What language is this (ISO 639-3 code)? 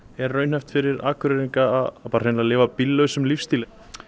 isl